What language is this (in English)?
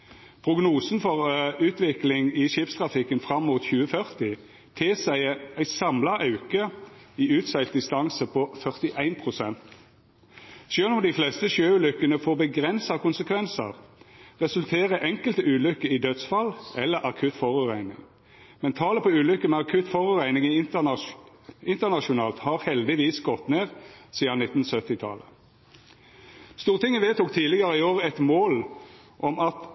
Norwegian Nynorsk